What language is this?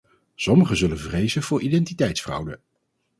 Dutch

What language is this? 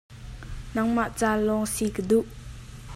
Hakha Chin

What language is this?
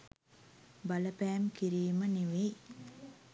Sinhala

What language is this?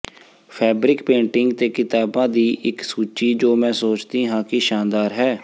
Punjabi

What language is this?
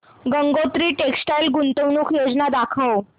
Marathi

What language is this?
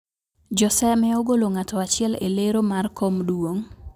Luo (Kenya and Tanzania)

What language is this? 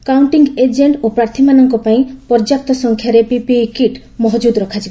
Odia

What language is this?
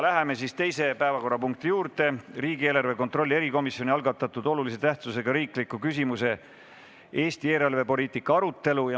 Estonian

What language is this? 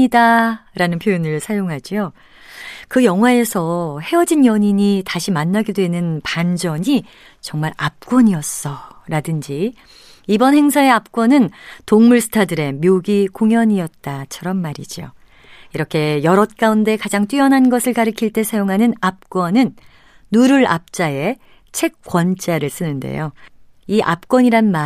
Korean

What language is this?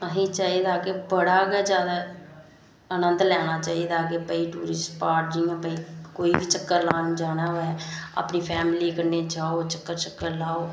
Dogri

